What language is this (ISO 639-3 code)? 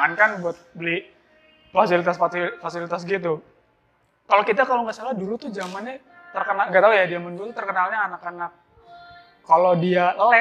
ind